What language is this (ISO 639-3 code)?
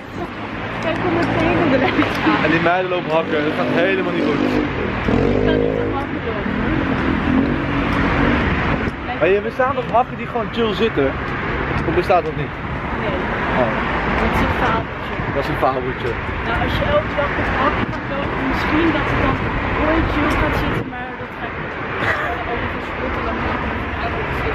nld